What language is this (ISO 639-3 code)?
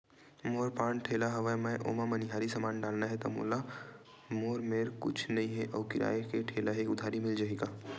hne